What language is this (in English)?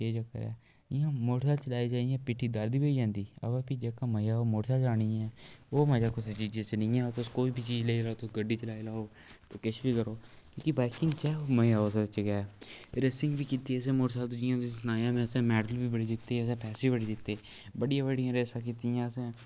Dogri